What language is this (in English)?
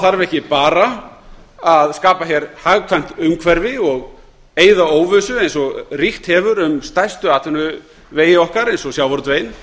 Icelandic